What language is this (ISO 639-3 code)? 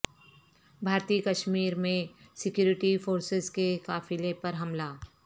urd